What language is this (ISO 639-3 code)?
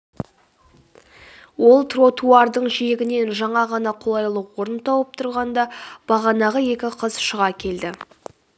kaz